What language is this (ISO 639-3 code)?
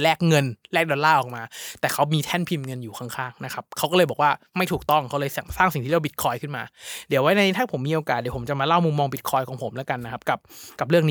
tha